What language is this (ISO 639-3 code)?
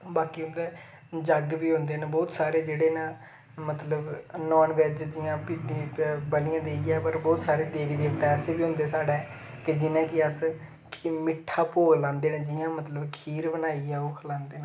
doi